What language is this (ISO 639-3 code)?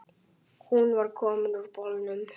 isl